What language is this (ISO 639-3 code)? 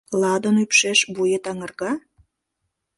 chm